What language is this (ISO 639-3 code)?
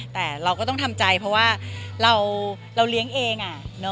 tha